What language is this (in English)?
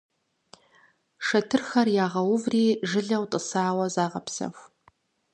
Kabardian